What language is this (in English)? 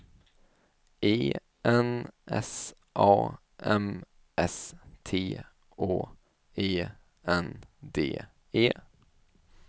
Swedish